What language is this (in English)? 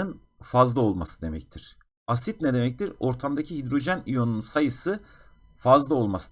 Turkish